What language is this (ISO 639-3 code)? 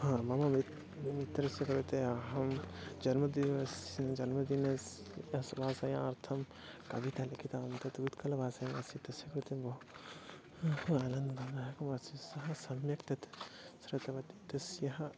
san